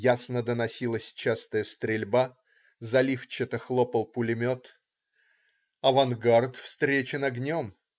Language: Russian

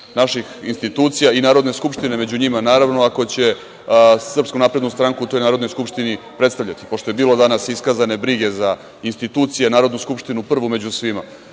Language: Serbian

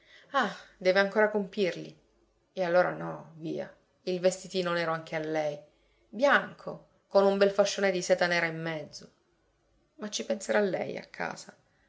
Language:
Italian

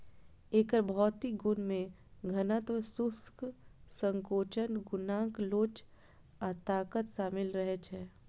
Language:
Maithili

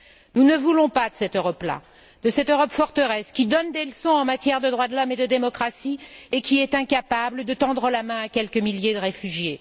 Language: French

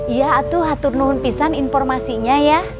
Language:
Indonesian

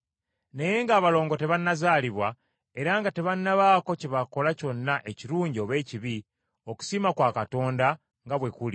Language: Ganda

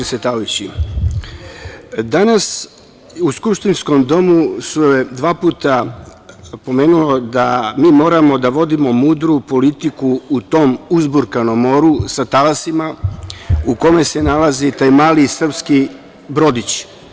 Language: Serbian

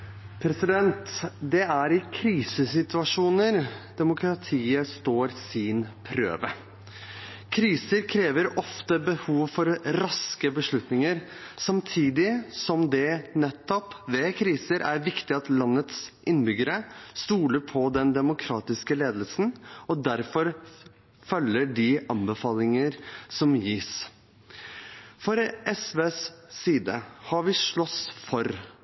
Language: Norwegian Bokmål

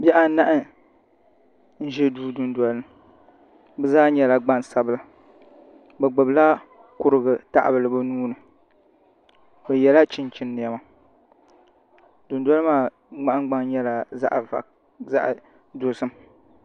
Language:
Dagbani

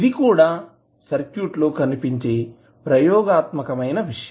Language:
Telugu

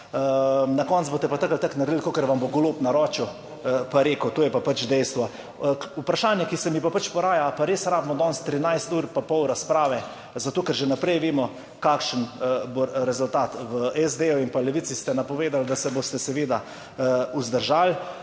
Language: Slovenian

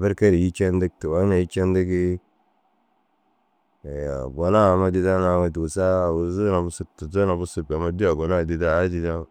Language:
Dazaga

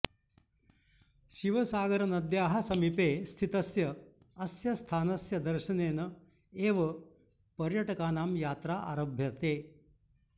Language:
Sanskrit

